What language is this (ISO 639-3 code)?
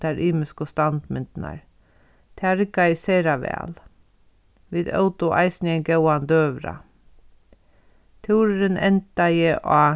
fao